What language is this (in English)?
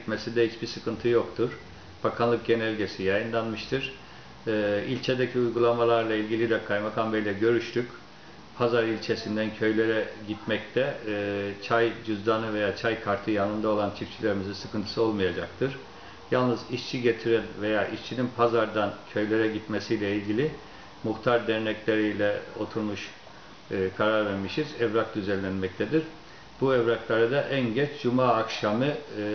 Turkish